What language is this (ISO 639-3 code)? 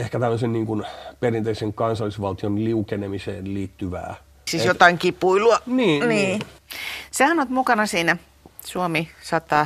fin